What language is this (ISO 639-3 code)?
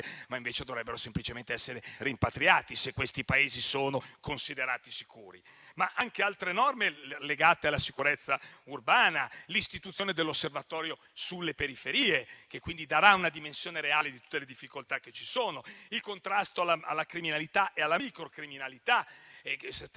ita